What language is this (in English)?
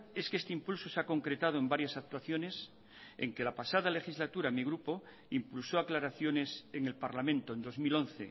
Spanish